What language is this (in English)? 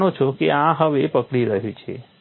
Gujarati